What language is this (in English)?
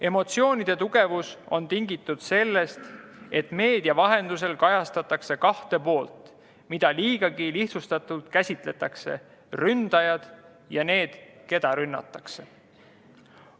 Estonian